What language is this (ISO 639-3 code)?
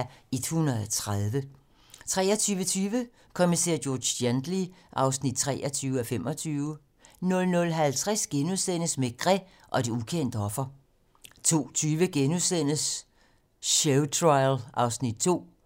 dan